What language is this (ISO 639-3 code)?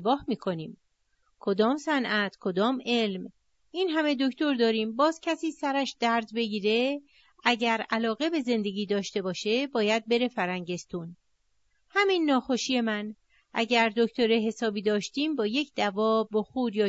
fas